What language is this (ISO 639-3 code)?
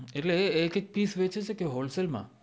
guj